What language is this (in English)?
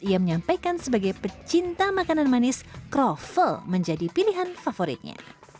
Indonesian